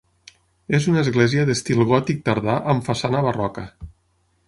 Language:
Catalan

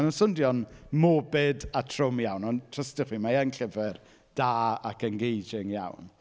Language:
Welsh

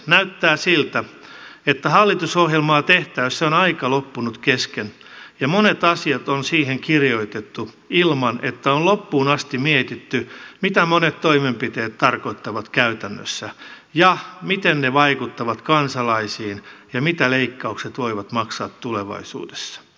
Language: Finnish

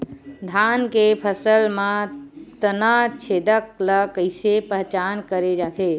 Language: Chhattisgarhi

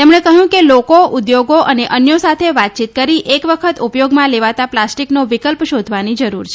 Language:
Gujarati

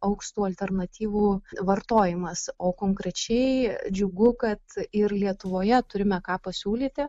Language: Lithuanian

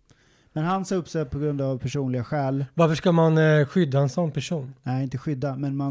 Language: Swedish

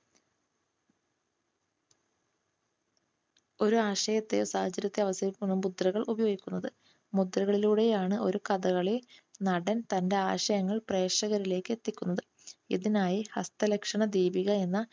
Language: Malayalam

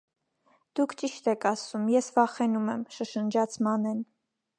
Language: Armenian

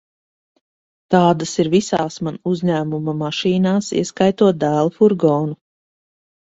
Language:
Latvian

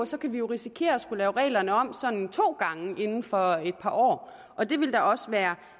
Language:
Danish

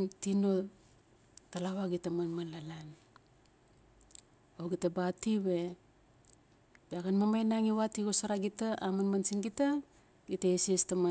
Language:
Notsi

